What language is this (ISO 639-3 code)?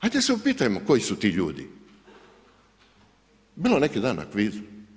hrv